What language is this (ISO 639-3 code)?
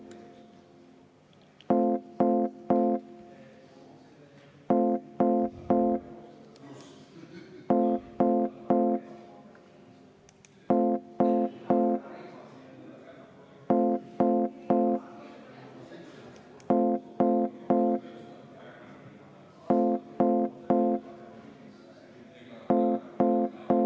est